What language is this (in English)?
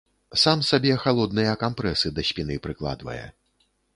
Belarusian